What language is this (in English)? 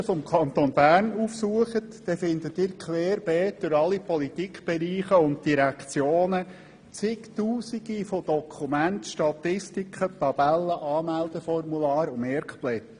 Swiss German